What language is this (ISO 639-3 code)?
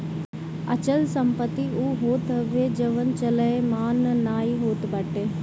bho